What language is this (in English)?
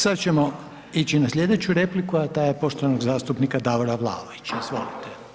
Croatian